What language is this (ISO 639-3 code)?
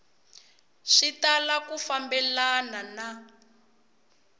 tso